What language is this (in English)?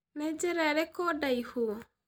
Kikuyu